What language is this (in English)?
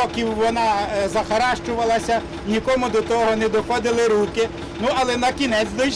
Ukrainian